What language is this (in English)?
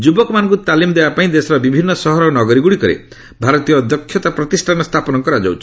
Odia